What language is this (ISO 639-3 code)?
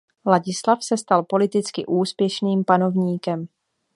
ces